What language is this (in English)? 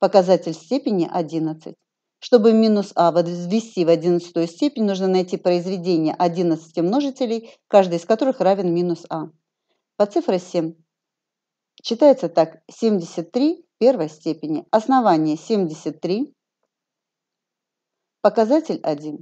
Russian